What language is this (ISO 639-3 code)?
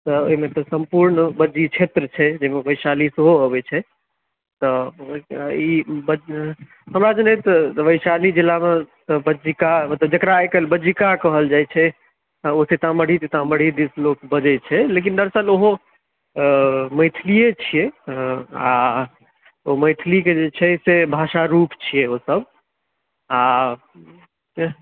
mai